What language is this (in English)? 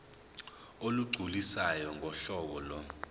Zulu